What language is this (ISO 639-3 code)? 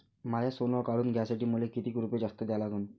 mar